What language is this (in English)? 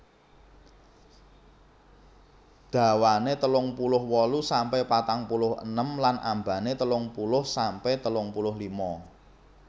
Javanese